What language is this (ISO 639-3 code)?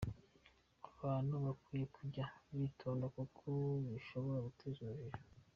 kin